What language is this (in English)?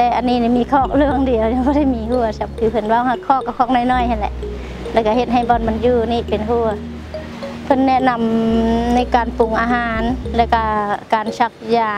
Thai